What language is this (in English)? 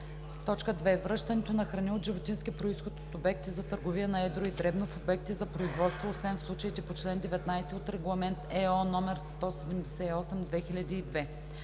Bulgarian